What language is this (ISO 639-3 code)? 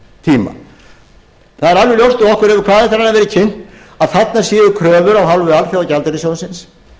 isl